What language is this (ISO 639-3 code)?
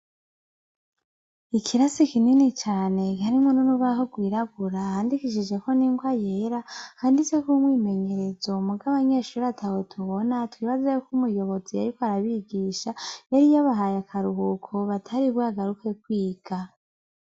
run